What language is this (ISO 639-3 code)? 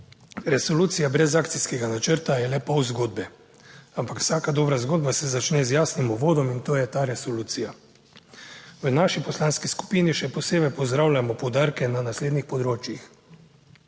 slv